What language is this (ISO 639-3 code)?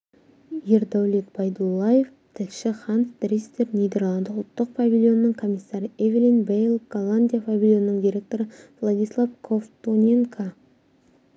kaz